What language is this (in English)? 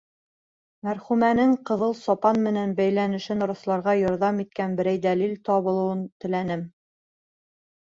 Bashkir